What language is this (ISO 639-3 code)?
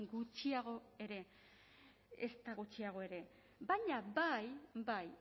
eus